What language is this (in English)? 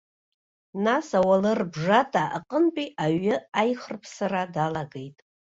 Abkhazian